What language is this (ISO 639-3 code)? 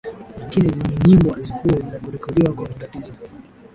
swa